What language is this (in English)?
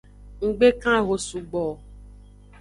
Aja (Benin)